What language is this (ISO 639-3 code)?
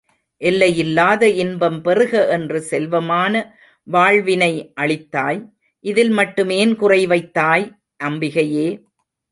tam